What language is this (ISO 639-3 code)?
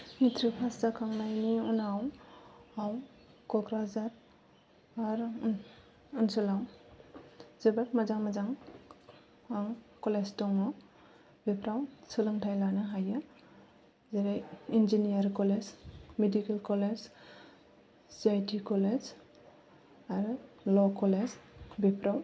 brx